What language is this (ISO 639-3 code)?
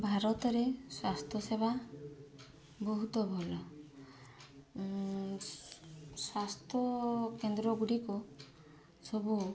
ori